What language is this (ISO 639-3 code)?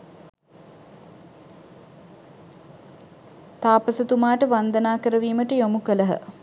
sin